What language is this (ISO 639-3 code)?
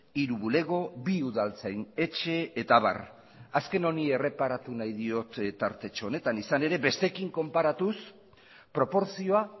eus